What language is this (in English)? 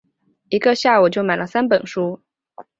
Chinese